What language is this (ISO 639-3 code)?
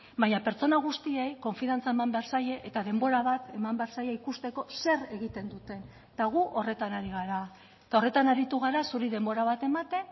eus